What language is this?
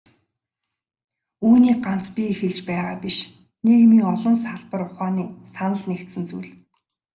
Mongolian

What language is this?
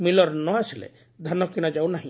Odia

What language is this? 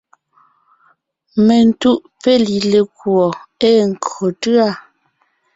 Ngiemboon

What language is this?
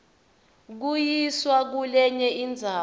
Swati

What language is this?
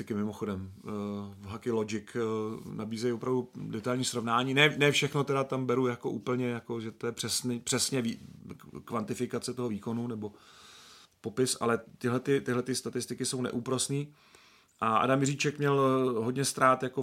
Czech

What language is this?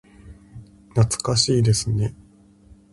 Japanese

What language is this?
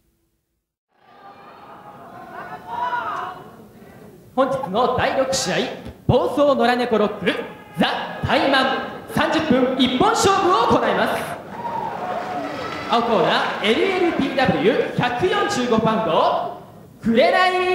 Japanese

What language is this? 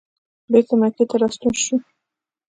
Pashto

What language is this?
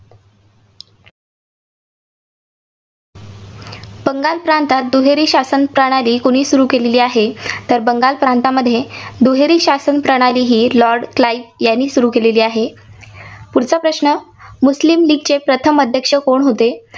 Marathi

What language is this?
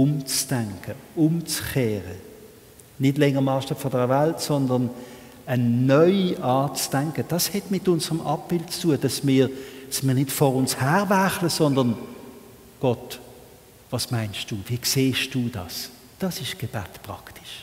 German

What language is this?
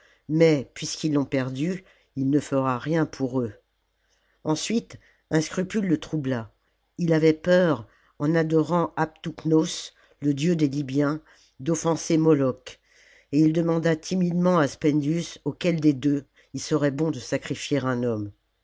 French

